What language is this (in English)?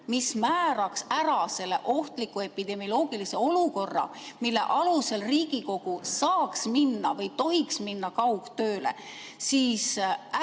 Estonian